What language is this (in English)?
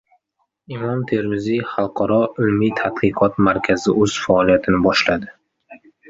Uzbek